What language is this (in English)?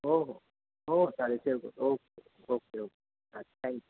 Marathi